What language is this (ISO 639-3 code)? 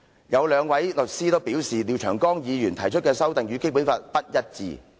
yue